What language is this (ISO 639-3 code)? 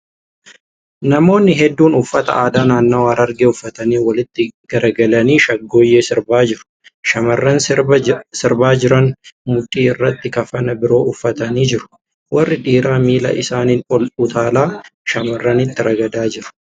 orm